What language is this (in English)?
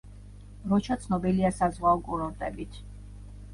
Georgian